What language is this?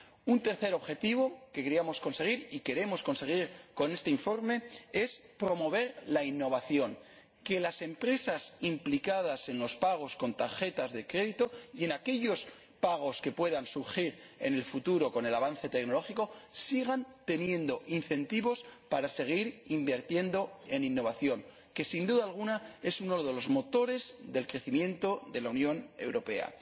Spanish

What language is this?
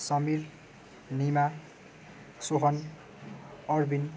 Nepali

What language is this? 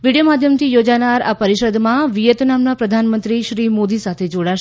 Gujarati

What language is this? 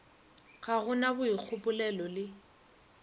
Northern Sotho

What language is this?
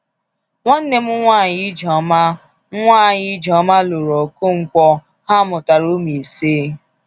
Igbo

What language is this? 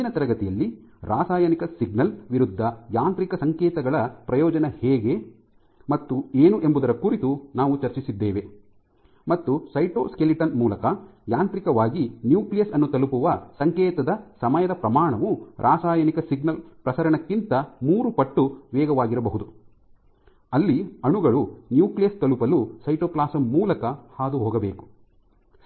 Kannada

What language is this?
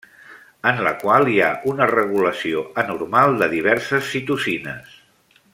Catalan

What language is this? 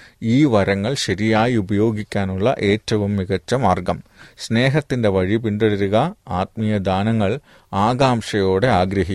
Malayalam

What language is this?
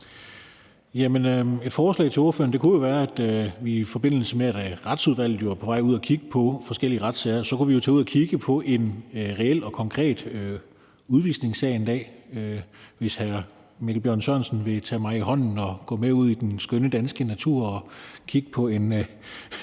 Danish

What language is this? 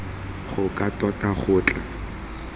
Tswana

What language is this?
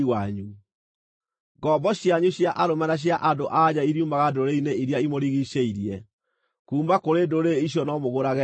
Kikuyu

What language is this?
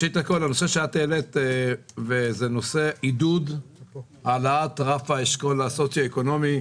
Hebrew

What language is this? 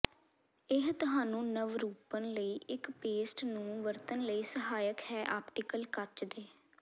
Punjabi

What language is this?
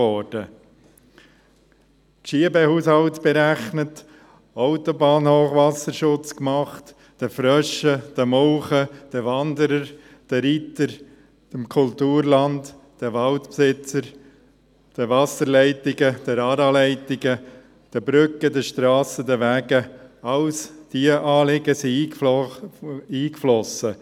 Swiss German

